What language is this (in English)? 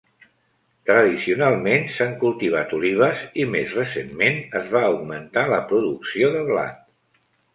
Catalan